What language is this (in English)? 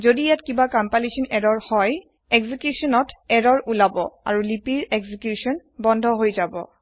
Assamese